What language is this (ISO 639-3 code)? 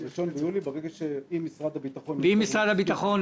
heb